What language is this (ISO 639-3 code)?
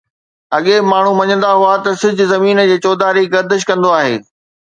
snd